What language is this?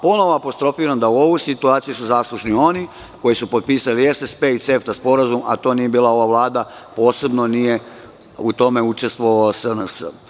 Serbian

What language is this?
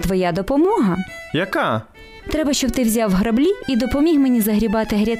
Ukrainian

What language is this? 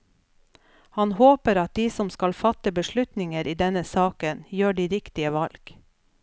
Norwegian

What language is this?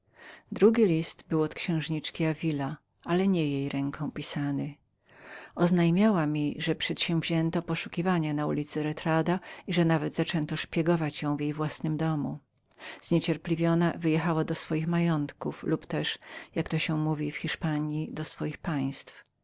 Polish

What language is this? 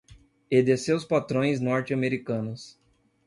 Portuguese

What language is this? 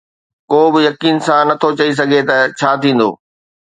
Sindhi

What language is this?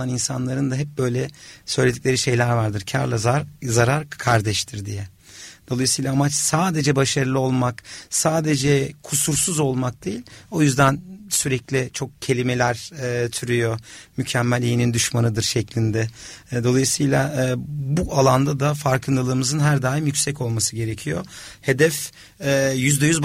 Turkish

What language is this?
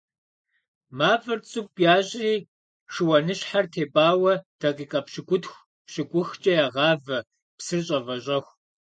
Kabardian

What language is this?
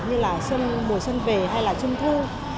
Vietnamese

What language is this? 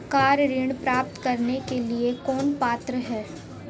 Hindi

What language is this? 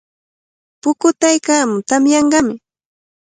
Cajatambo North Lima Quechua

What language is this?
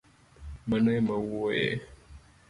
Luo (Kenya and Tanzania)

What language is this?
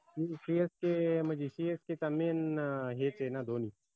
Marathi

